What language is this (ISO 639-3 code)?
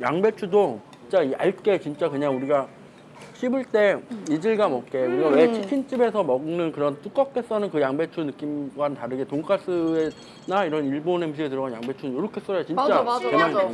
kor